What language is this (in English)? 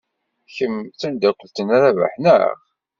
Kabyle